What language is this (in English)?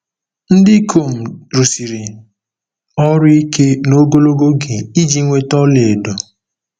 Igbo